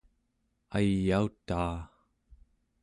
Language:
Central Yupik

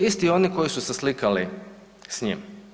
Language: Croatian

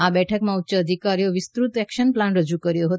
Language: Gujarati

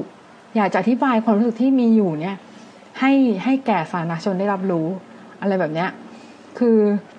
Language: Thai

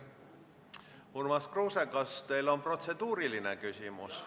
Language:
Estonian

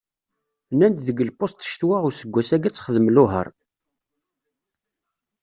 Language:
Kabyle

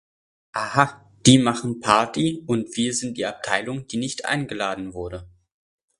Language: German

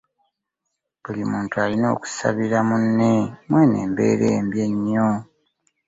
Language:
Ganda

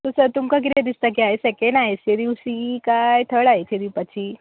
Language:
Konkani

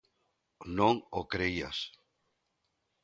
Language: Galician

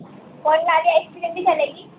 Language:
Hindi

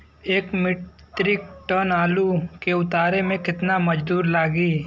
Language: Bhojpuri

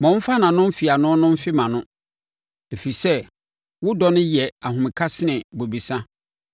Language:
Akan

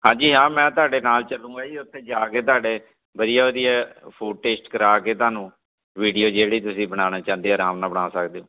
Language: Punjabi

